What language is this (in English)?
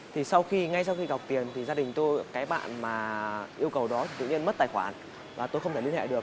Vietnamese